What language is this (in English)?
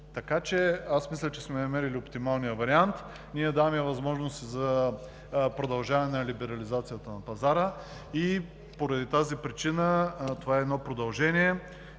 Bulgarian